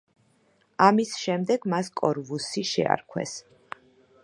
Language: Georgian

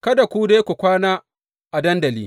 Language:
Hausa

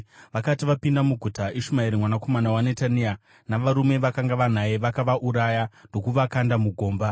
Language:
Shona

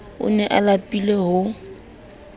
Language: Southern Sotho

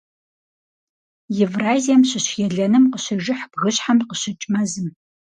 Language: Kabardian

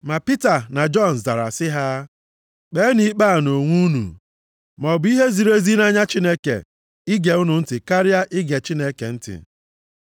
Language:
Igbo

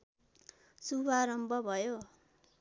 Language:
Nepali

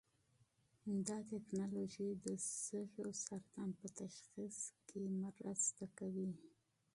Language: Pashto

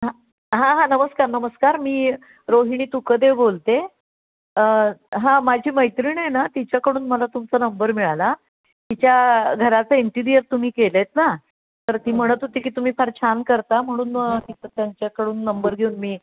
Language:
Marathi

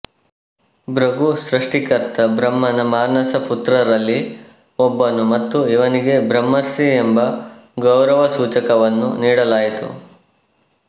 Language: Kannada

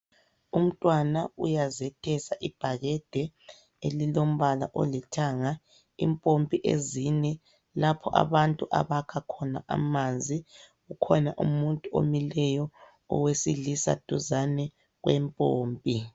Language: North Ndebele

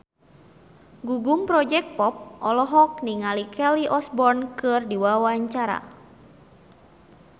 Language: Sundanese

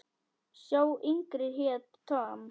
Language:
Icelandic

